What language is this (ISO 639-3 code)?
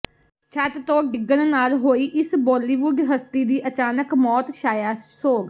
pan